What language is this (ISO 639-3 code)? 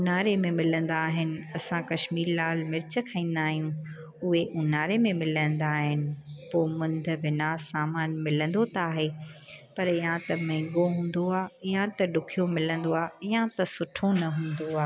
snd